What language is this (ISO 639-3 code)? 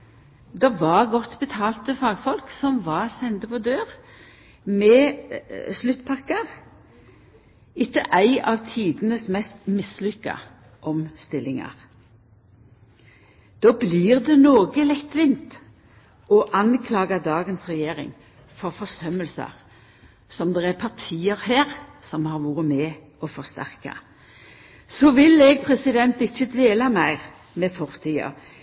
nno